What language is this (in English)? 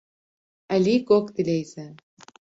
Kurdish